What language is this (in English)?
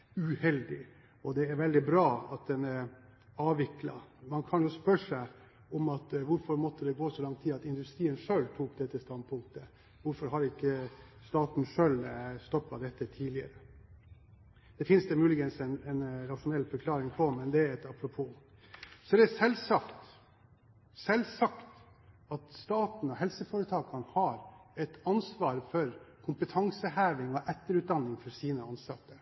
Norwegian Bokmål